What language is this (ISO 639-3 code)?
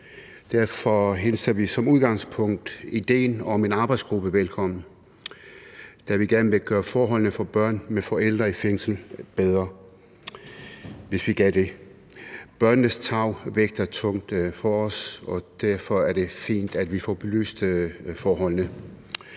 dan